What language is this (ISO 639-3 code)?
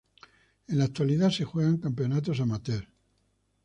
spa